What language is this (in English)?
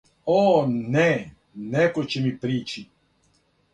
Serbian